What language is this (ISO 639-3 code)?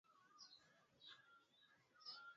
swa